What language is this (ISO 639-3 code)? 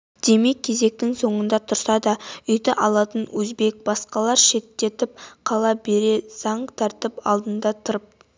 kaz